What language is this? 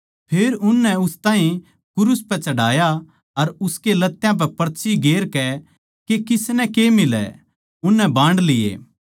Haryanvi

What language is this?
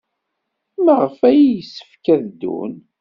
Kabyle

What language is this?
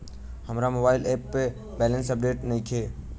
Bhojpuri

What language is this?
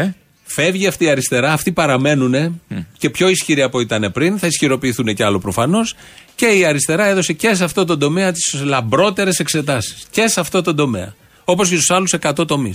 Greek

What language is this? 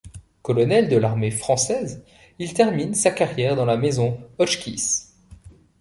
French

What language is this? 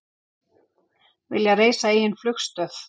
Icelandic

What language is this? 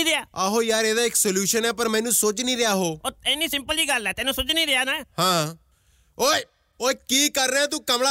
Punjabi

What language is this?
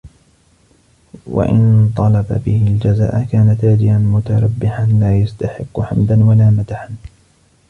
Arabic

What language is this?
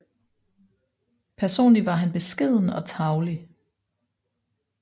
Danish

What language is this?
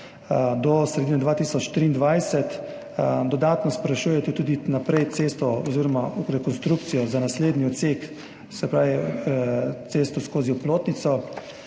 Slovenian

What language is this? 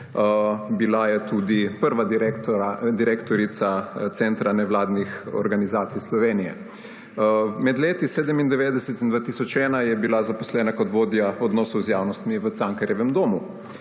Slovenian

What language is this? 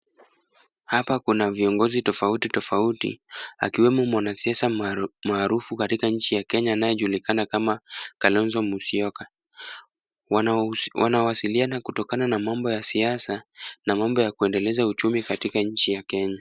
Swahili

